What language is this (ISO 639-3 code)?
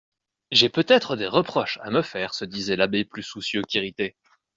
fra